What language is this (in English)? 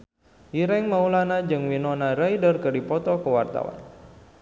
Sundanese